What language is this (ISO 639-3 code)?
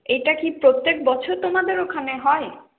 ben